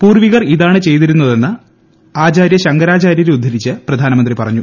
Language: Malayalam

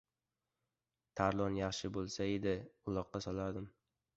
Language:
Uzbek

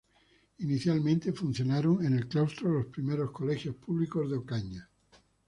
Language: Spanish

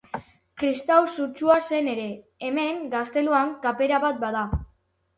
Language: Basque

